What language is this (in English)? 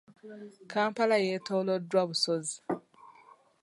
Ganda